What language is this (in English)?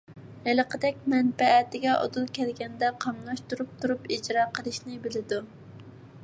Uyghur